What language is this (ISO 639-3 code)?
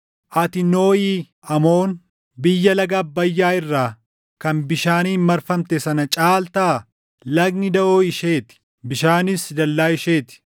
orm